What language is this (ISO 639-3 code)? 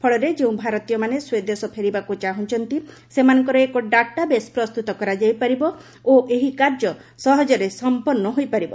ori